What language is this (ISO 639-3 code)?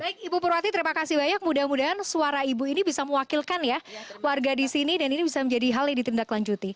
ind